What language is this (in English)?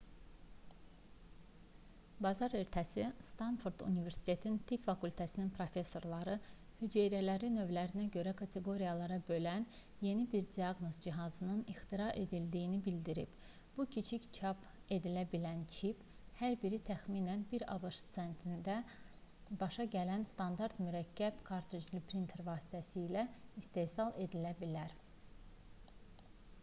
Azerbaijani